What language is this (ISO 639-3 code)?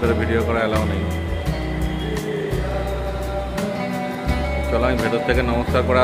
ben